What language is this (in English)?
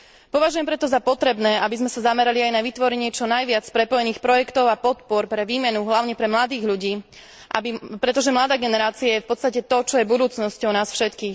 Slovak